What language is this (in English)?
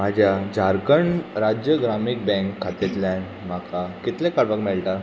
Konkani